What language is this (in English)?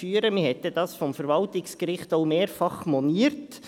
Swiss German